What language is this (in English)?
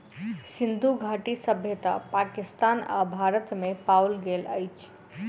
Maithili